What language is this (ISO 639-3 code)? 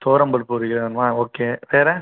tam